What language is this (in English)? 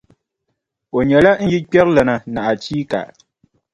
Dagbani